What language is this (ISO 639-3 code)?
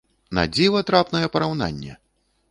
bel